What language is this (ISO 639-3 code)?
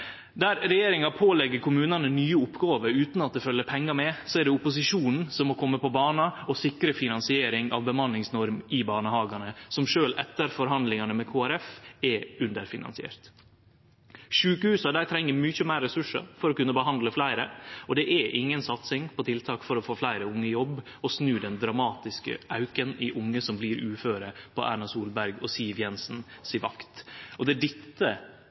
nno